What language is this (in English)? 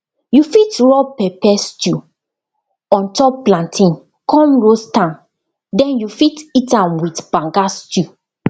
Nigerian Pidgin